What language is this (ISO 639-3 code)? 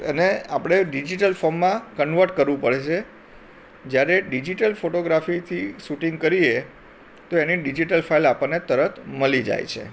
guj